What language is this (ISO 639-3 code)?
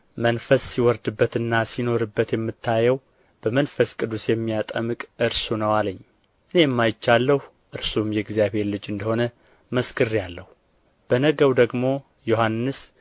amh